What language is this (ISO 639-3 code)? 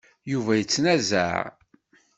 kab